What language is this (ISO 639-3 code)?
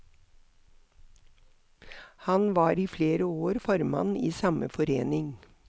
nor